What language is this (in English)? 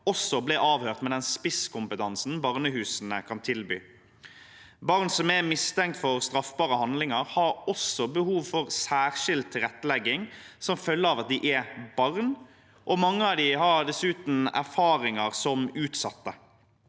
Norwegian